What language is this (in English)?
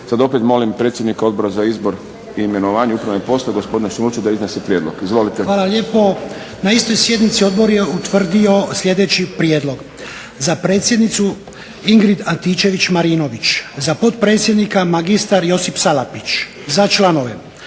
Croatian